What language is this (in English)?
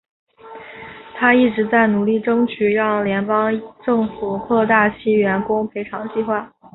Chinese